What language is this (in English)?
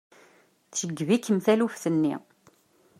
Kabyle